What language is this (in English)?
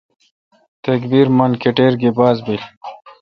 Kalkoti